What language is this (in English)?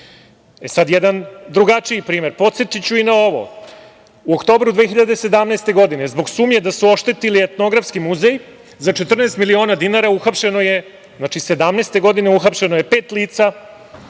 Serbian